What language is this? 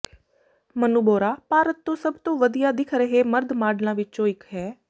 Punjabi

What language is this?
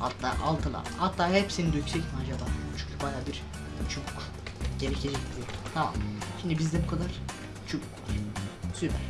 Turkish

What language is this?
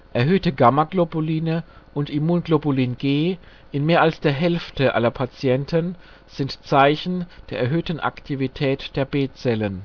German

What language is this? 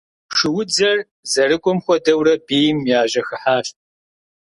Kabardian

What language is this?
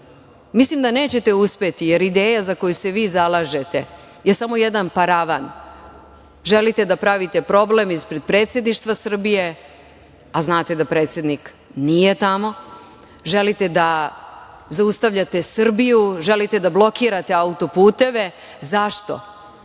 Serbian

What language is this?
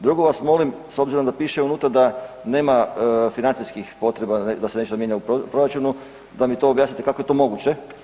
Croatian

